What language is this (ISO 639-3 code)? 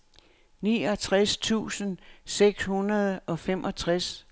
dan